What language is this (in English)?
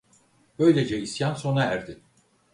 Turkish